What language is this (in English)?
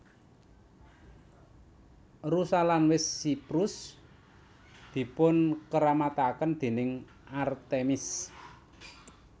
Javanese